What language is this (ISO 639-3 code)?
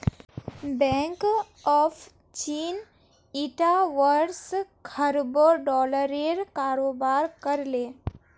mag